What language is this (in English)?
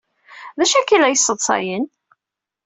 Kabyle